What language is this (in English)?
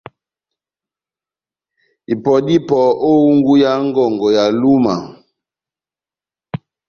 Batanga